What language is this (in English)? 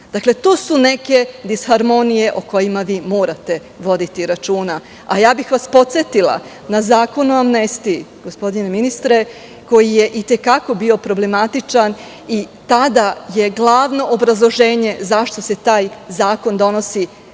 Serbian